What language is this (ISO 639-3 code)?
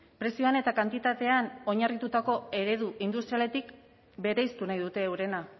eus